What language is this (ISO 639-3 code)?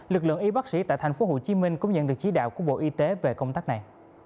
vie